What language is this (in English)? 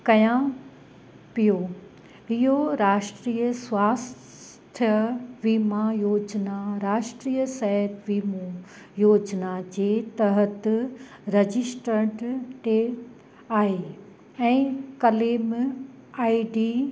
Sindhi